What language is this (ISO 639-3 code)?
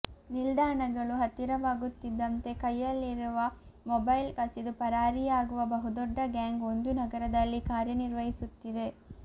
kan